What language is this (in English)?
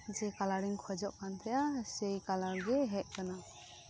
Santali